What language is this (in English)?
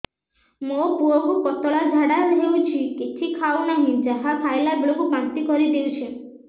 Odia